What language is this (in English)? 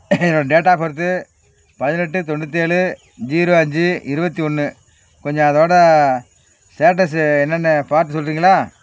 Tamil